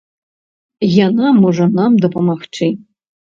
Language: Belarusian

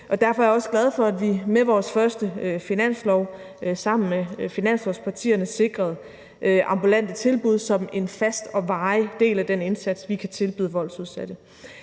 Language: Danish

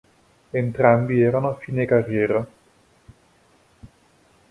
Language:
Italian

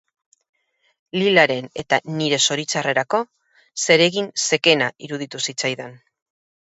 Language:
Basque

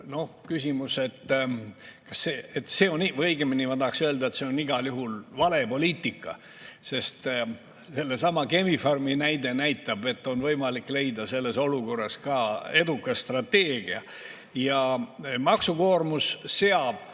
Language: Estonian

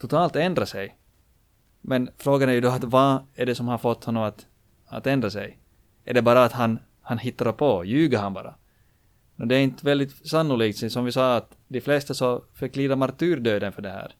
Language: Swedish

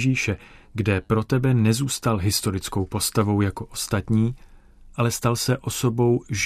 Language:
Czech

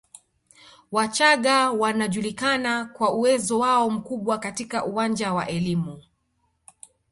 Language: Swahili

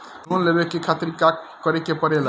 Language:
Bhojpuri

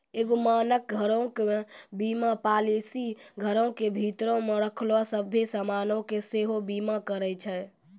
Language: Maithili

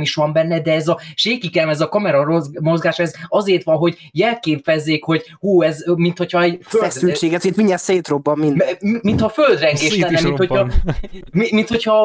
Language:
Hungarian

